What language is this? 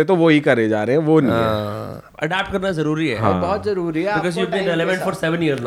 Hindi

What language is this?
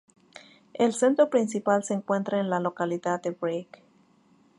Spanish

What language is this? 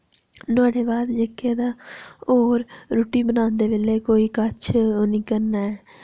Dogri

